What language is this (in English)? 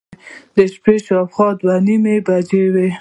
Pashto